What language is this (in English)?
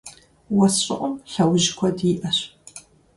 Kabardian